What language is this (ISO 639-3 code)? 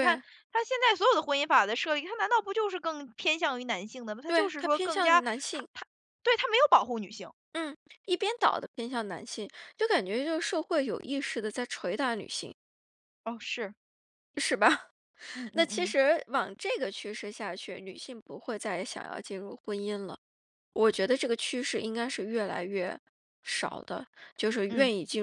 zho